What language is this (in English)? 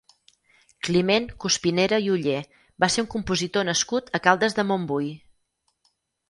Catalan